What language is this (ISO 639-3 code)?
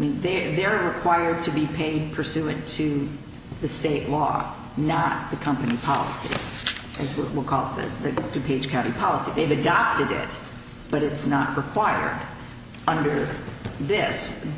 eng